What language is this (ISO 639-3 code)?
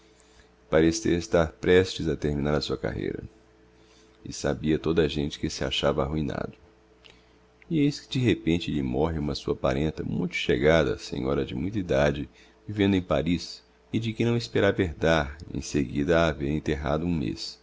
por